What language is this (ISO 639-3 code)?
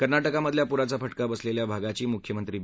mar